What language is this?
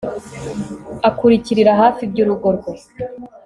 Kinyarwanda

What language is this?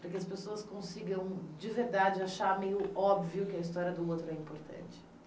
Portuguese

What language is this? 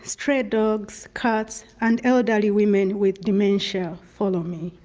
English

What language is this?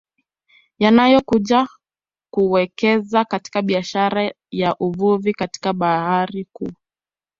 Swahili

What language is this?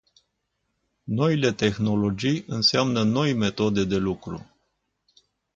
Romanian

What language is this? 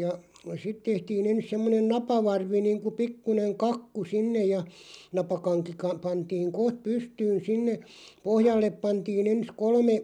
Finnish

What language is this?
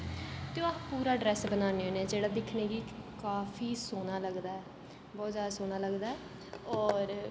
Dogri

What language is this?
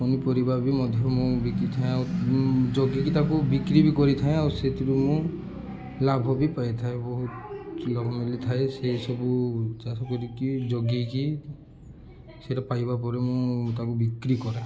Odia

